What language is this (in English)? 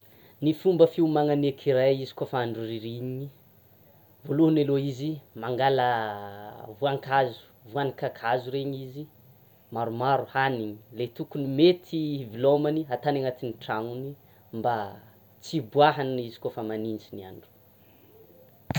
Tsimihety Malagasy